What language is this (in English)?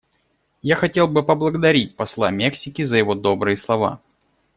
Russian